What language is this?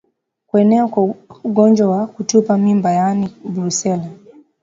Swahili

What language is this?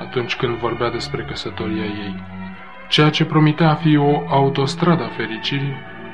Romanian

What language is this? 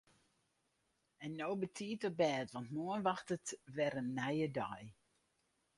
Western Frisian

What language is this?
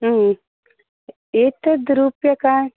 Sanskrit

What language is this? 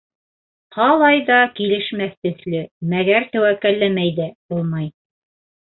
Bashkir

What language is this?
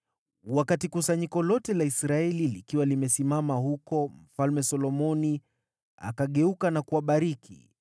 Swahili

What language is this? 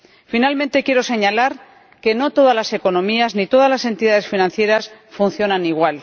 Spanish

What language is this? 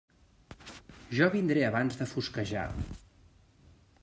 Catalan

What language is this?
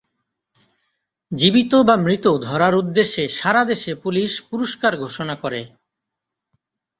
Bangla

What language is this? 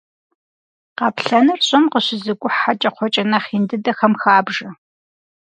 Kabardian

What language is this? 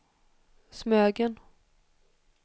Swedish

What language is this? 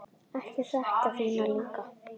Icelandic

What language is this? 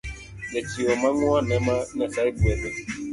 Luo (Kenya and Tanzania)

